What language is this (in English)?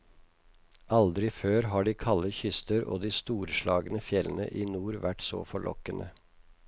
Norwegian